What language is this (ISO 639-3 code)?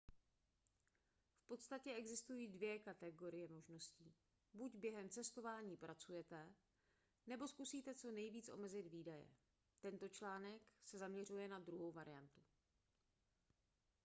ces